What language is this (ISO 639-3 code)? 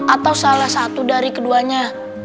ind